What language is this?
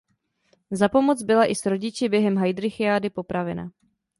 Czech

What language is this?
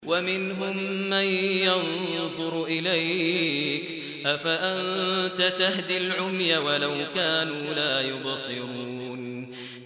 Arabic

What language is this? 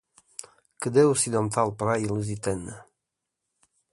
Portuguese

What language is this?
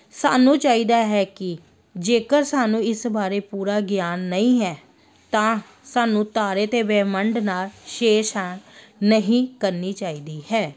Punjabi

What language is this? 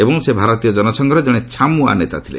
Odia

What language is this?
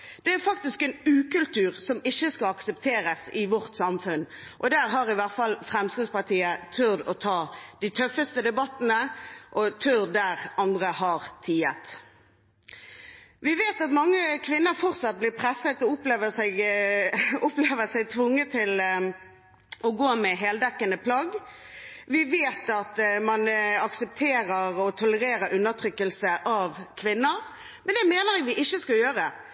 Norwegian Bokmål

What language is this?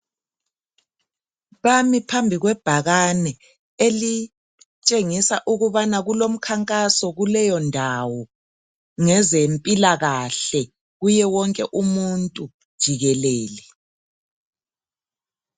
North Ndebele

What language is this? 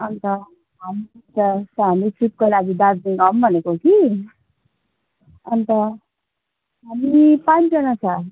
Nepali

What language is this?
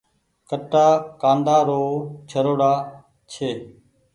Goaria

